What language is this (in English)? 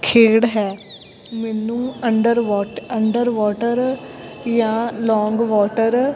Punjabi